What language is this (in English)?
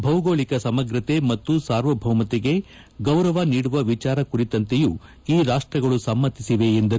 Kannada